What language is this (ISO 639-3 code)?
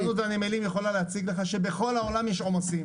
heb